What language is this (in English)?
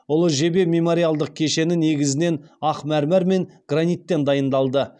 Kazakh